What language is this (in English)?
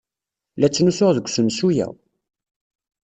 Kabyle